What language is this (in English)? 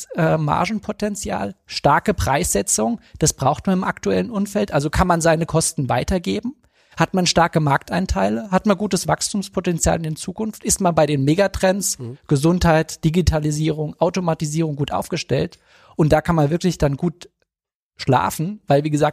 German